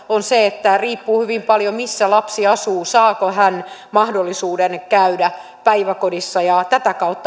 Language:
Finnish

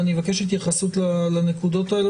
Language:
Hebrew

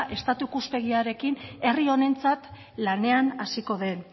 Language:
Basque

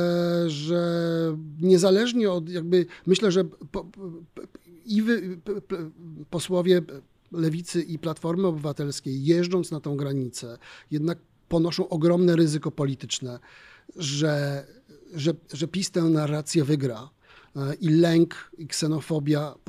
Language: Polish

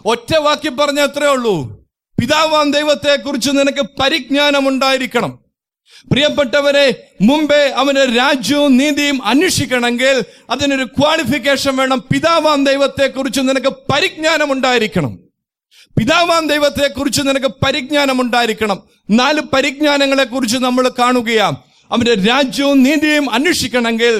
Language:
Malayalam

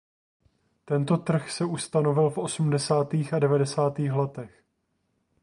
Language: Czech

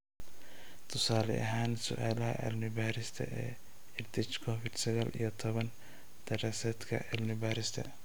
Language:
Somali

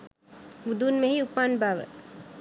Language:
Sinhala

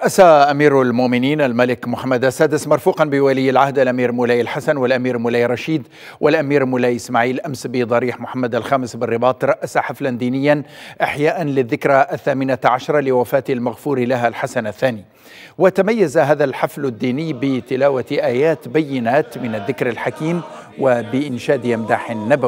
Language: Arabic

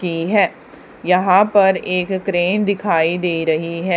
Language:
Hindi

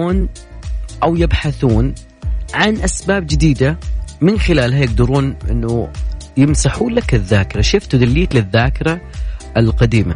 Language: Arabic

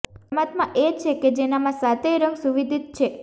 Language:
Gujarati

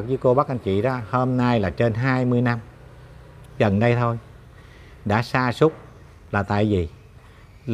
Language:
Vietnamese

